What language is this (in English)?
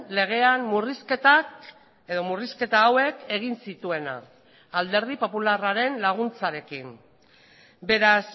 Basque